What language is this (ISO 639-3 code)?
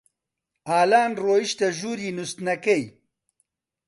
ckb